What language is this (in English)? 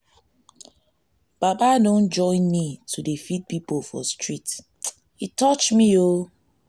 Nigerian Pidgin